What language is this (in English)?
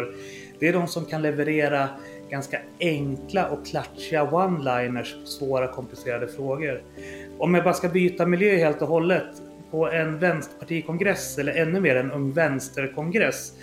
Swedish